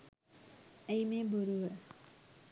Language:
Sinhala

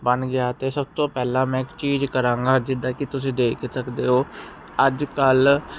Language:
Punjabi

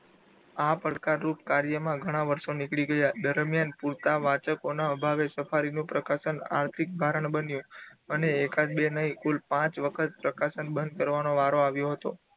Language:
Gujarati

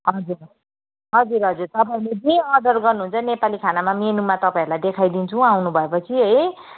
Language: Nepali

